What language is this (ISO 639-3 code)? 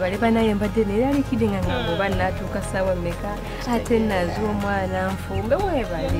vie